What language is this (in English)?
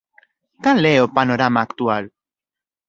Galician